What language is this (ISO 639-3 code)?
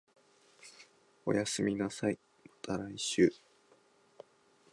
jpn